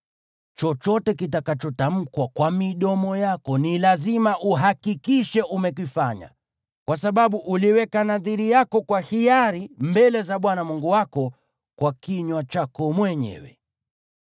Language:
Swahili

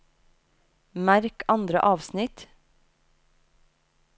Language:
Norwegian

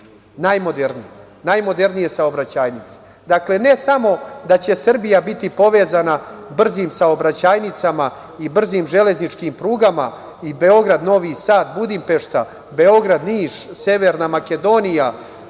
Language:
Serbian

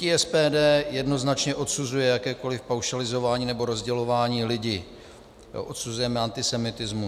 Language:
Czech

